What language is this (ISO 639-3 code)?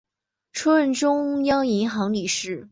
zho